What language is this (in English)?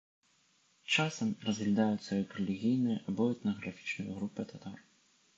Belarusian